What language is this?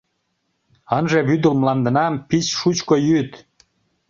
Mari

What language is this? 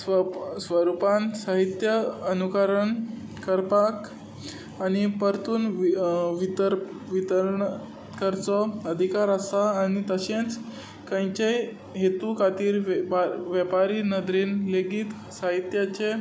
Konkani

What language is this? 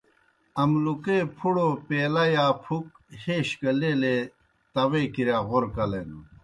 Kohistani Shina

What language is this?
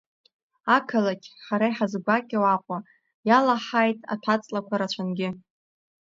Abkhazian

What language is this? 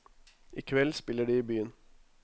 Norwegian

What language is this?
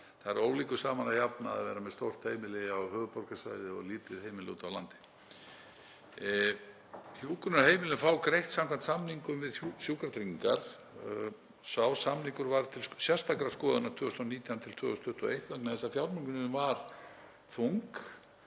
Icelandic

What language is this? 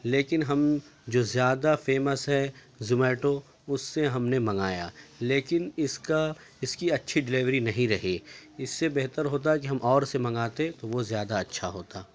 Urdu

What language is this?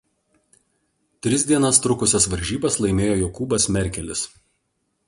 Lithuanian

